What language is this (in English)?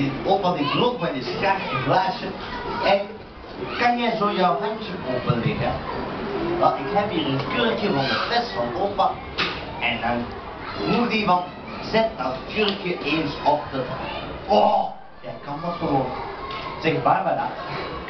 Dutch